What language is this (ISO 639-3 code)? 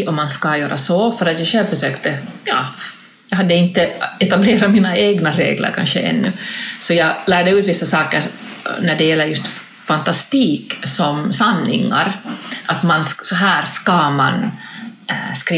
swe